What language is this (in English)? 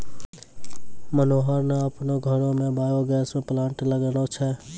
Maithili